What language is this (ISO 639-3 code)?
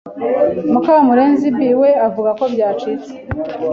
kin